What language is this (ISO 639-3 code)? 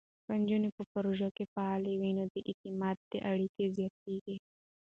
pus